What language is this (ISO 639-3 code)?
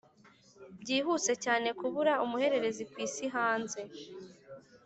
kin